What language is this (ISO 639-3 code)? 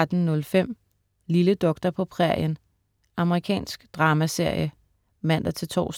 dan